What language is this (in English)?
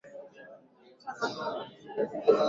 Swahili